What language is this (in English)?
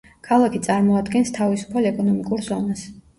Georgian